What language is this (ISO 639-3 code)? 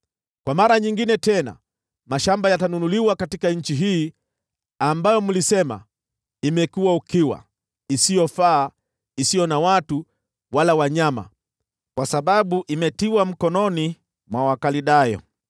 swa